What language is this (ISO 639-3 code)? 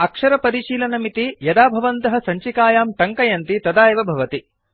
san